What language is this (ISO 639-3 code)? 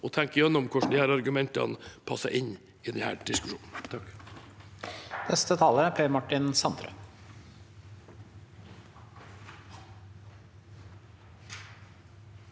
nor